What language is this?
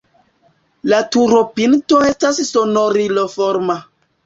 Esperanto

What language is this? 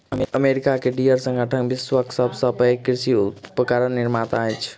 Maithili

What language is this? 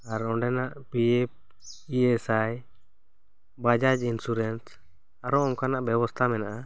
Santali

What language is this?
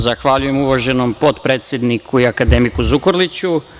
Serbian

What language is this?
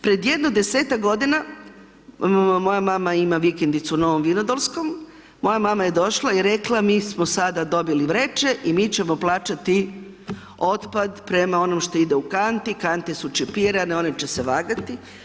Croatian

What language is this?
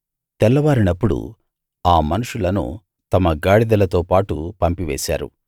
Telugu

